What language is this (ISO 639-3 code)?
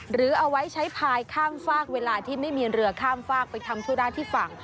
tha